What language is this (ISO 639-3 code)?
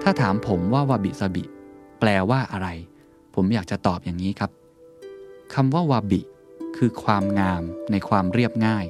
tha